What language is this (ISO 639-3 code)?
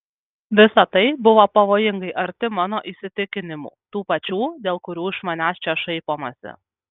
lit